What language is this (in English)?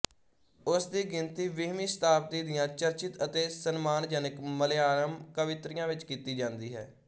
Punjabi